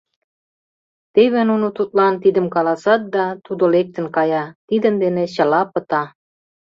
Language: Mari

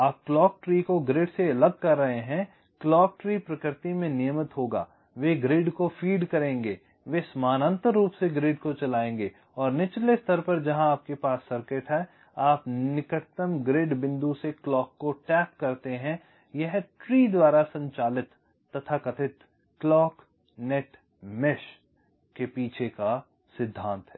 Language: Hindi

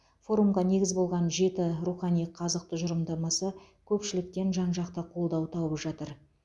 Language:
Kazakh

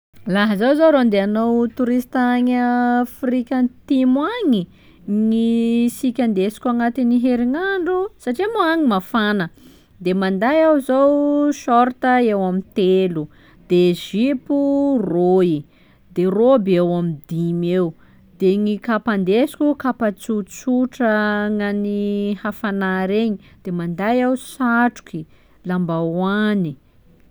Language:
Sakalava Malagasy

